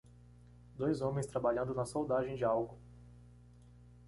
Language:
Portuguese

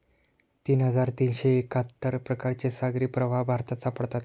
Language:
Marathi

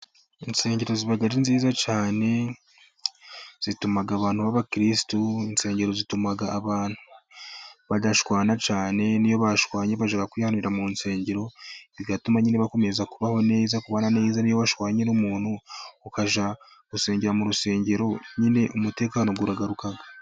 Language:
Kinyarwanda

